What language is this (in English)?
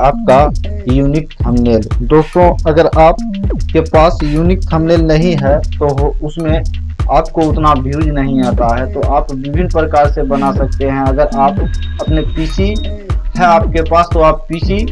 Hindi